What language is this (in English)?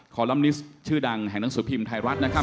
Thai